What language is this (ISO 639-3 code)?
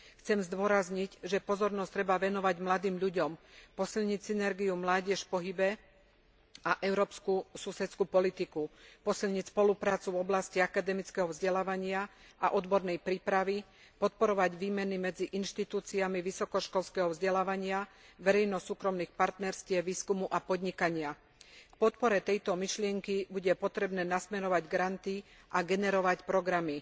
slk